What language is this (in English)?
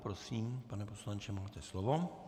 Czech